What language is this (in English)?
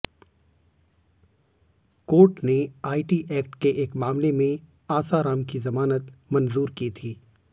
Hindi